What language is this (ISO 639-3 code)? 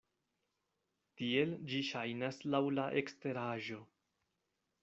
epo